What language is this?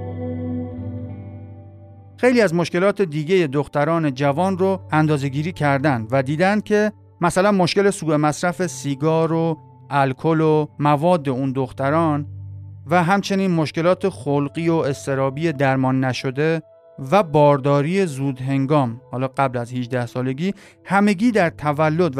Persian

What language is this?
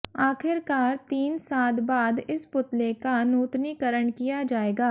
Hindi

